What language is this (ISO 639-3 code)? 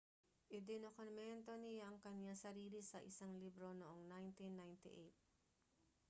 fil